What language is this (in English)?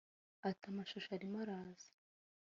Kinyarwanda